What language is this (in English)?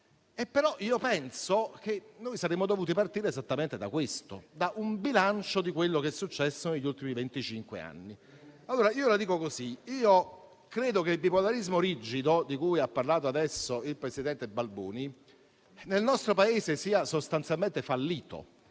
Italian